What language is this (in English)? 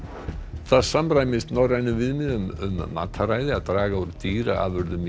Icelandic